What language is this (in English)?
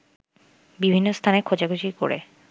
Bangla